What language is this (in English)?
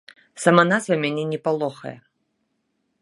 Belarusian